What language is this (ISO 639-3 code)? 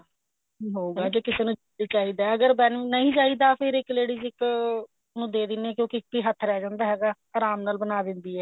pan